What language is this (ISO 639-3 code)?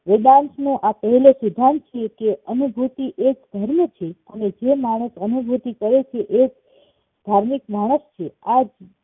guj